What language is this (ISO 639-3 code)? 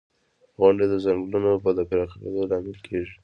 pus